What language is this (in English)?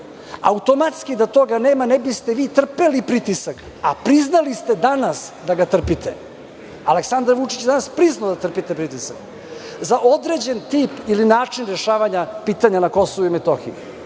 Serbian